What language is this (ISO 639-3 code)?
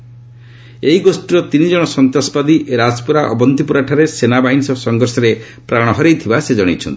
ori